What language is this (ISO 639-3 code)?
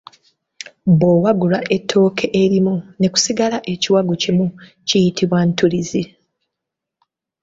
lug